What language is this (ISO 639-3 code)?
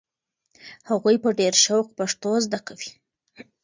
pus